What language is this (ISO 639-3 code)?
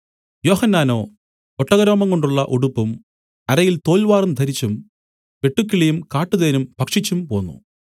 mal